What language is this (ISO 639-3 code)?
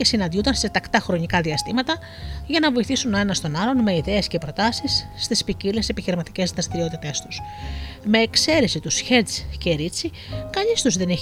ell